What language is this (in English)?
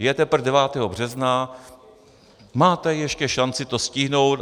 Czech